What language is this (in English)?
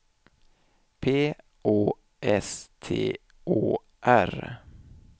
Swedish